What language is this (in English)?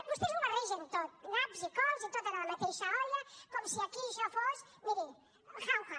Catalan